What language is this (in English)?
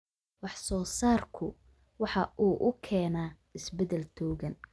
Somali